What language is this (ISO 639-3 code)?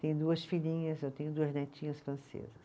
por